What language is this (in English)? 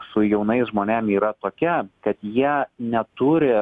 Lithuanian